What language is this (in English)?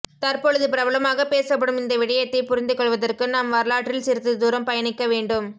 Tamil